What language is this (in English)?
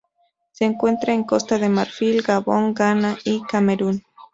Spanish